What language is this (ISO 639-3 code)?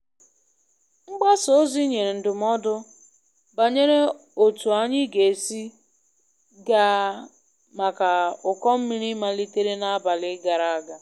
ibo